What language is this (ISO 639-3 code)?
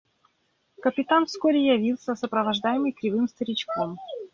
rus